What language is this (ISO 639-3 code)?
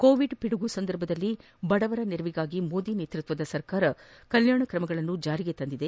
kan